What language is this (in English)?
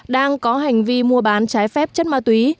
Vietnamese